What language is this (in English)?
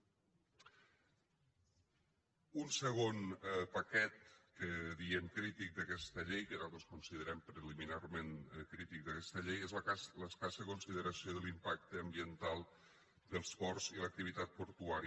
Catalan